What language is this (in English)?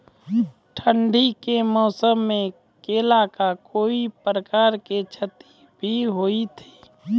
Maithili